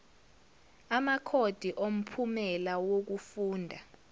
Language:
Zulu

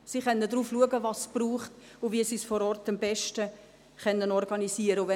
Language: Swiss German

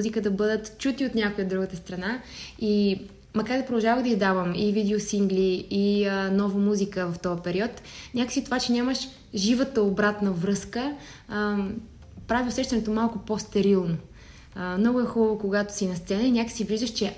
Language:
Bulgarian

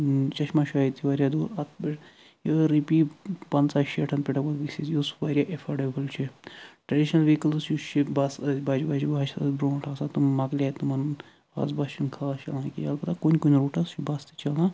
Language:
Kashmiri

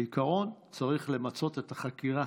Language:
Hebrew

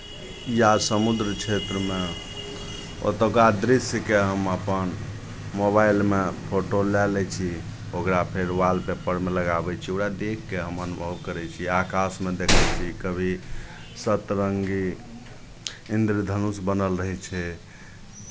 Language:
Maithili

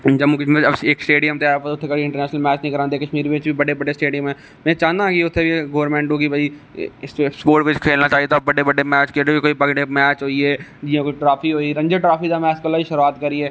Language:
Dogri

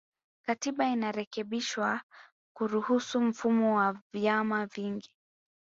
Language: Swahili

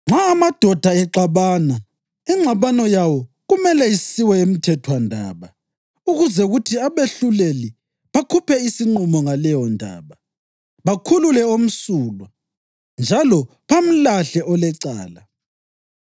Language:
North Ndebele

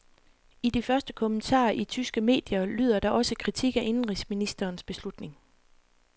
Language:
Danish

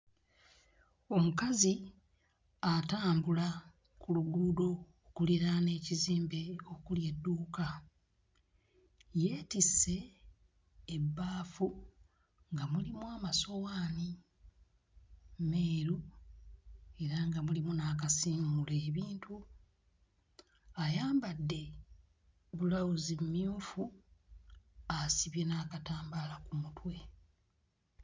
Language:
Ganda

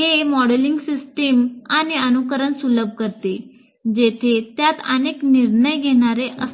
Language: Marathi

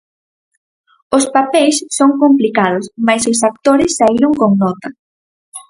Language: Galician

